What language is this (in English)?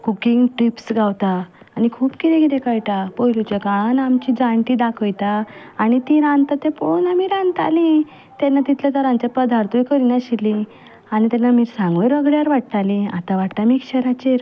Konkani